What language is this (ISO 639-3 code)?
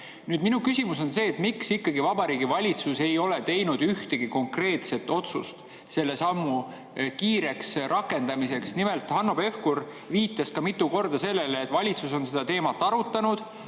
est